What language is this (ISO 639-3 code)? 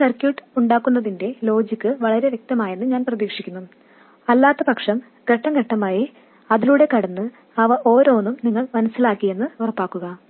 mal